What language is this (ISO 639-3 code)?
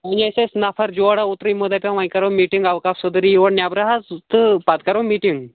kas